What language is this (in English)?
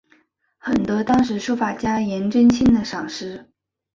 Chinese